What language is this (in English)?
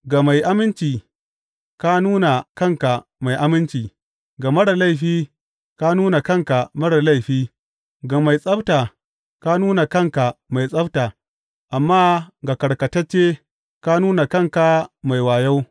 Hausa